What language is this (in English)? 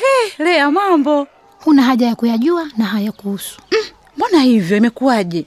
Swahili